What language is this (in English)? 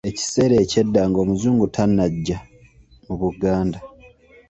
Ganda